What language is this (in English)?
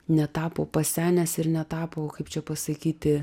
Lithuanian